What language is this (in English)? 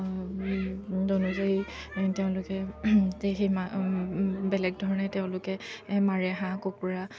Assamese